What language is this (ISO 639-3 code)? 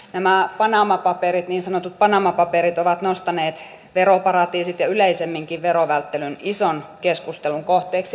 fin